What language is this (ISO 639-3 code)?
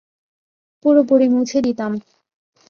ben